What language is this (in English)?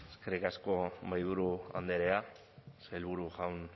Basque